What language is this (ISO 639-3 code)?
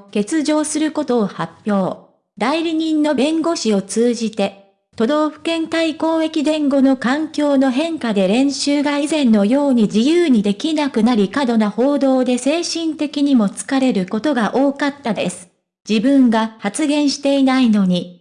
jpn